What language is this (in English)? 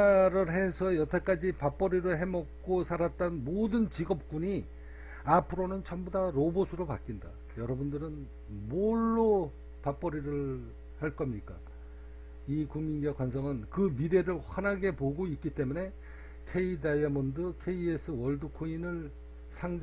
Korean